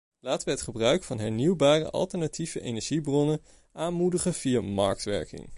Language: Dutch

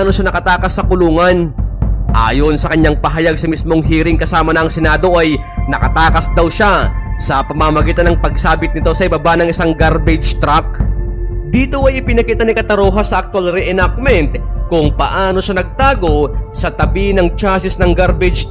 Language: Filipino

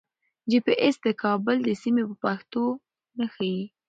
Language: Pashto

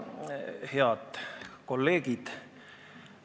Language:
Estonian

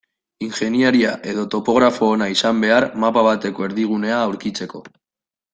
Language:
Basque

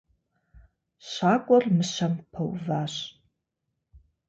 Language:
Kabardian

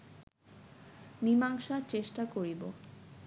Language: Bangla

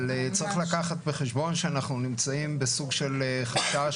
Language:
Hebrew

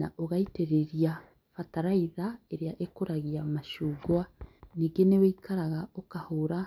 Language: Kikuyu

